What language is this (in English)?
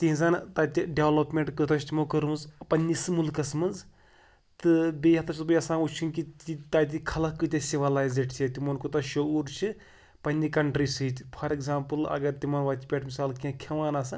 Kashmiri